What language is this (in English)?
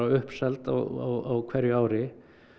Icelandic